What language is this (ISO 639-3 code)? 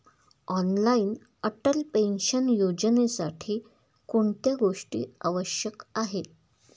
mar